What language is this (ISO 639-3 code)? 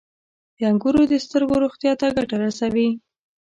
pus